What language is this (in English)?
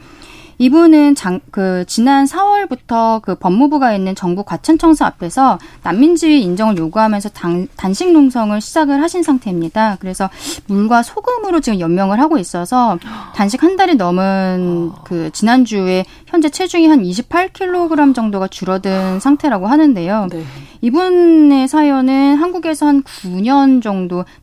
Korean